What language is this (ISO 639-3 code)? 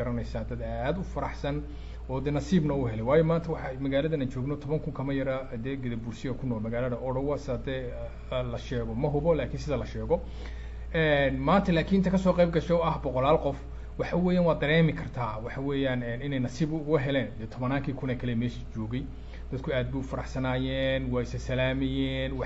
ara